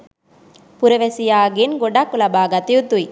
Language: Sinhala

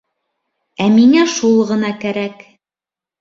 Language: Bashkir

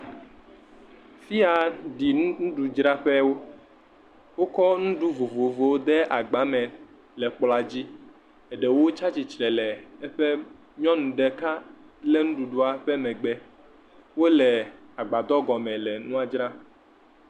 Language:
Ewe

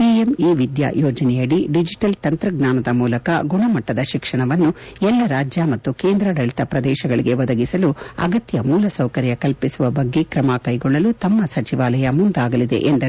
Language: Kannada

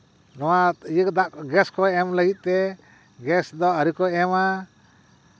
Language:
Santali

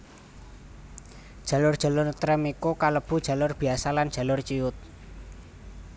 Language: Javanese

